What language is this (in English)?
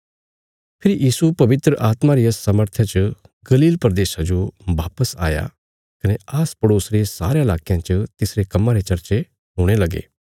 Bilaspuri